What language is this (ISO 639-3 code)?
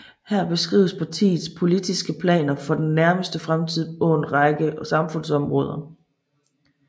dan